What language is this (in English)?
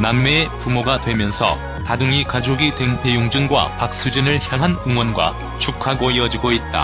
Korean